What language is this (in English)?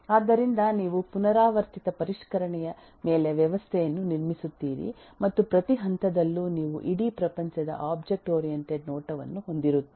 Kannada